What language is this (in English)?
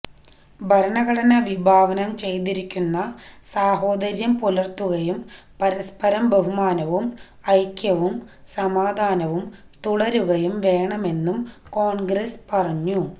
Malayalam